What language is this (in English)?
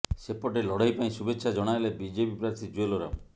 Odia